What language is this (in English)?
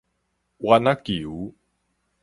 Min Nan Chinese